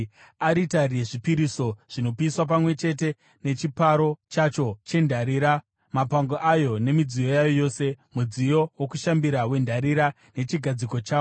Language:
Shona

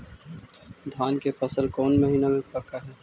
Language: Magahi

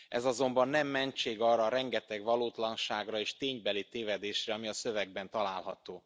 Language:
Hungarian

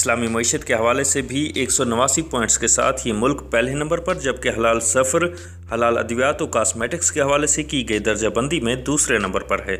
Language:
Urdu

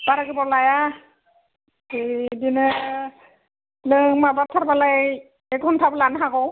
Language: Bodo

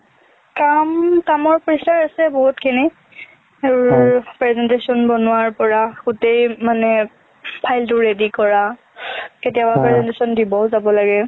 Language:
Assamese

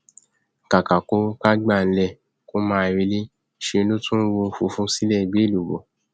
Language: Yoruba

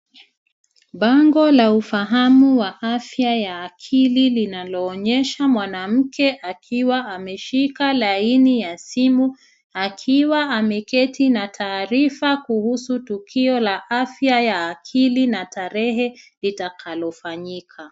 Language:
Swahili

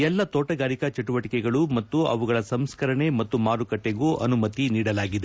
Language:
Kannada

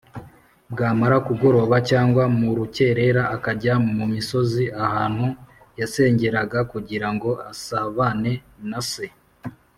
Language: Kinyarwanda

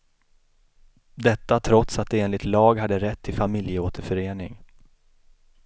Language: Swedish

